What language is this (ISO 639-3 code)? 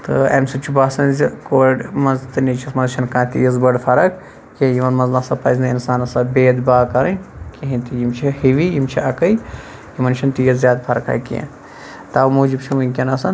kas